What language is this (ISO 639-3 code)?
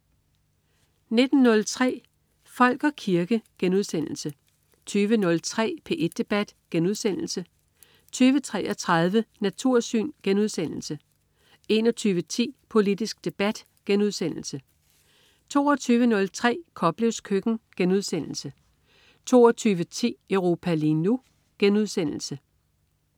dan